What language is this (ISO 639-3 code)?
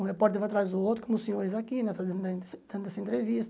por